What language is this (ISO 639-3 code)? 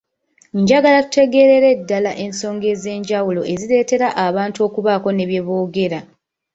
lug